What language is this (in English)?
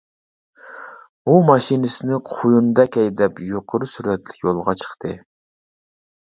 Uyghur